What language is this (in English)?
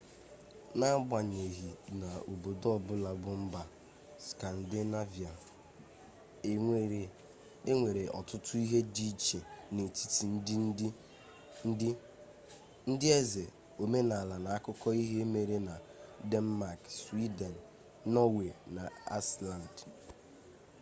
Igbo